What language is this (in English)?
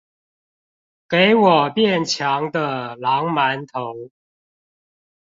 Chinese